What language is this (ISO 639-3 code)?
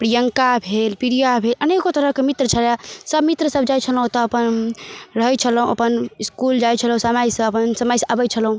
mai